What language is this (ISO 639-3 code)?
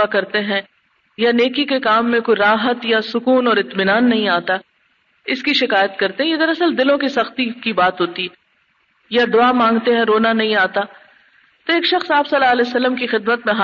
urd